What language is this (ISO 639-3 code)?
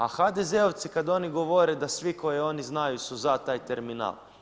hrv